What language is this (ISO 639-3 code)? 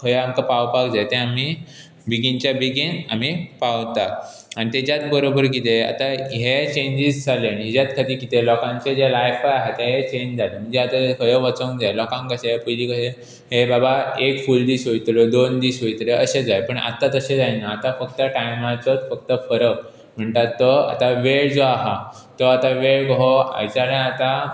kok